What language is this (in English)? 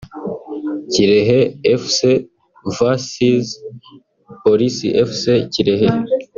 Kinyarwanda